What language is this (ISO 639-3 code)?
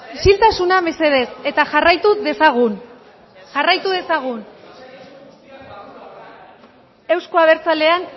eus